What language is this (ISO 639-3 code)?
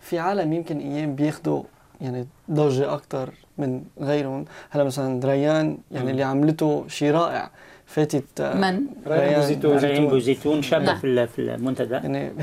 ara